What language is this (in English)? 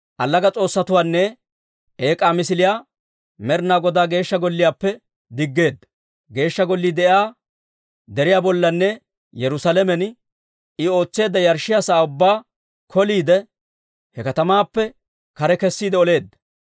Dawro